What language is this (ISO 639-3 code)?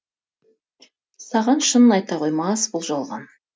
kaz